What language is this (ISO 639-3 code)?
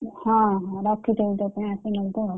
ori